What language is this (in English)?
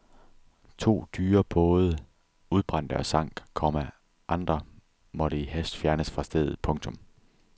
Danish